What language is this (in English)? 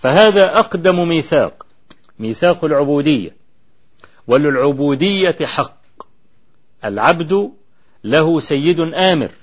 Arabic